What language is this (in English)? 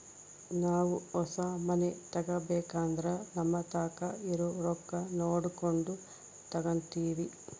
Kannada